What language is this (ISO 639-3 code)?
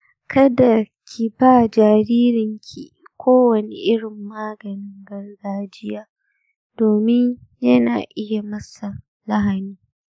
hau